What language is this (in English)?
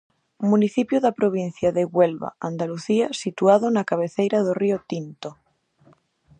Galician